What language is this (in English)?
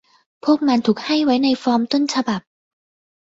Thai